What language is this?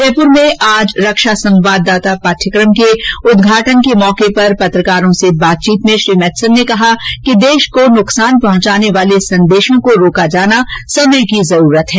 Hindi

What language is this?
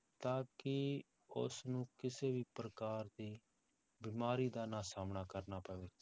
Punjabi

